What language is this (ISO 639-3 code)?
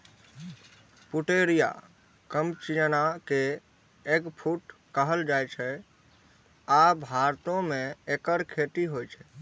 mai